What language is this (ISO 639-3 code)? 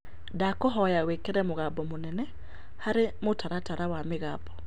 kik